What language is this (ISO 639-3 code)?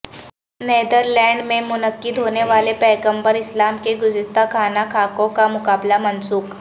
urd